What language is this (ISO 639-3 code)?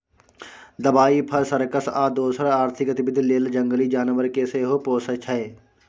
mai